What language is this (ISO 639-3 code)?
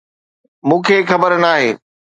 snd